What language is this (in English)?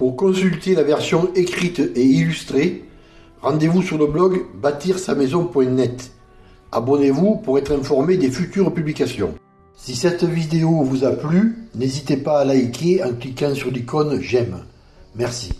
French